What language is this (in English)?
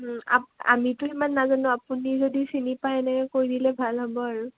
Assamese